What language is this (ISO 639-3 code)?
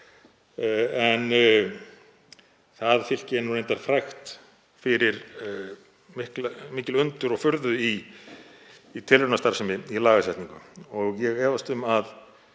isl